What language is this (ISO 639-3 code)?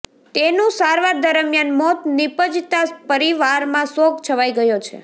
guj